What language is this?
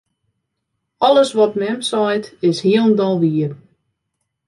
Western Frisian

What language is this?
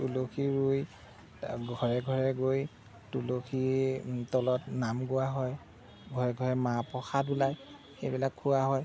Assamese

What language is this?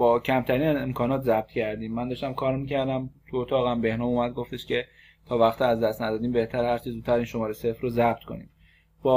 Persian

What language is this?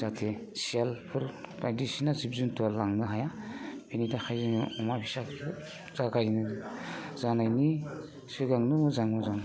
Bodo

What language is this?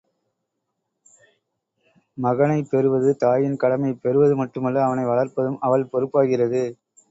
Tamil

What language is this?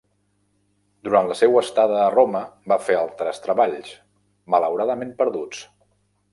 Catalan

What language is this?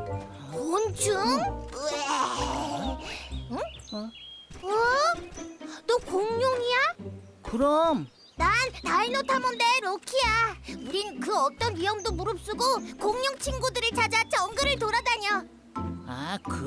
Korean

